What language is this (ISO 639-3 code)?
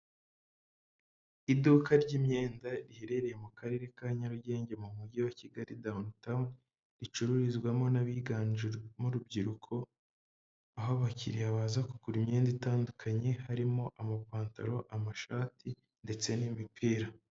kin